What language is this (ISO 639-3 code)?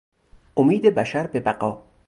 fas